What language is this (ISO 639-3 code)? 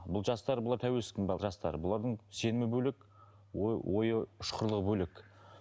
kaz